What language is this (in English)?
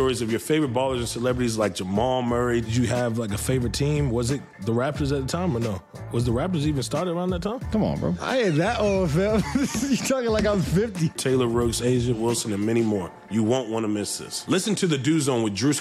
English